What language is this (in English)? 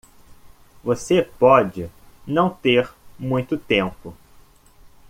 Portuguese